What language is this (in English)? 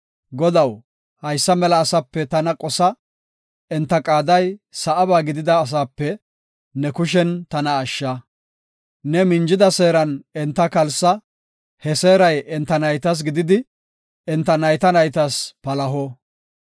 Gofa